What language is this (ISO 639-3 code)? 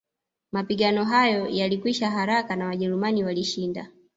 swa